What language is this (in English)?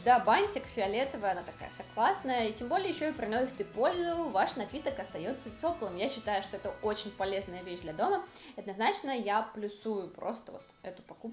Russian